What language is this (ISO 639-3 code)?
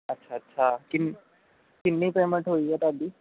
pan